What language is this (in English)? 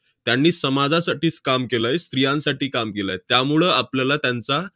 Marathi